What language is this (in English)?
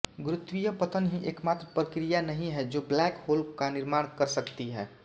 Hindi